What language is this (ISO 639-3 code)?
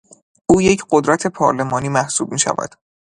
fas